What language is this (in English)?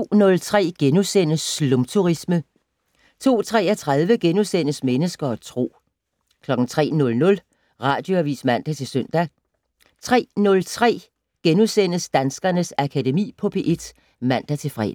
Danish